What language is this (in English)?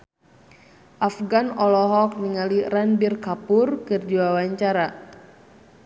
Sundanese